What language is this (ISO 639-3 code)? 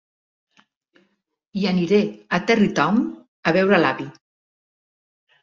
cat